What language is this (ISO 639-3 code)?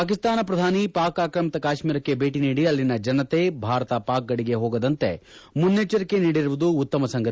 kan